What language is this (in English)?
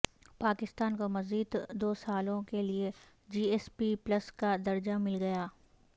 Urdu